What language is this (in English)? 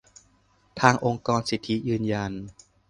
Thai